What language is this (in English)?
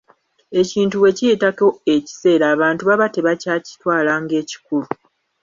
Ganda